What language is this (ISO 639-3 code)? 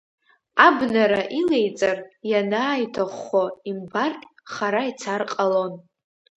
abk